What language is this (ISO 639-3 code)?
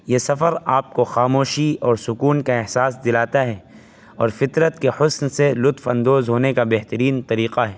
urd